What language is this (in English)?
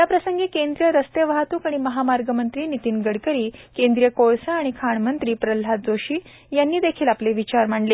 Marathi